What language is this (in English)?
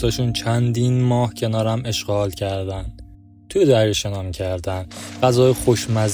Persian